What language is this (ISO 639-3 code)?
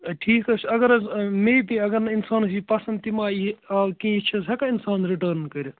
kas